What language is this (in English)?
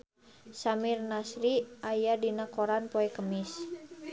Sundanese